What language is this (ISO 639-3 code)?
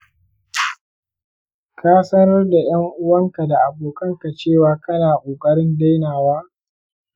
hau